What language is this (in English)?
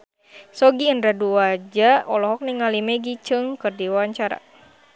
Sundanese